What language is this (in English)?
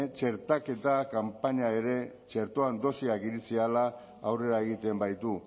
Basque